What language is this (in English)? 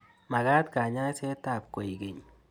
Kalenjin